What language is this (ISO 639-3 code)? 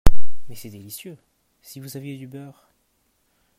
fra